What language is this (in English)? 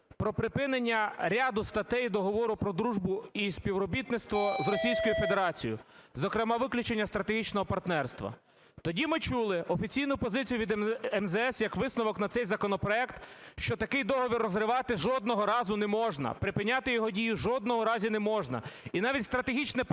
Ukrainian